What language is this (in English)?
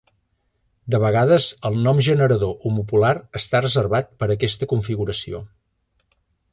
Catalan